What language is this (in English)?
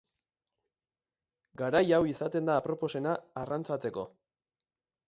Basque